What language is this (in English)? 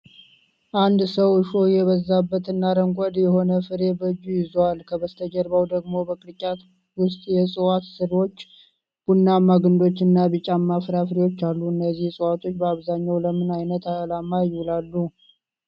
Amharic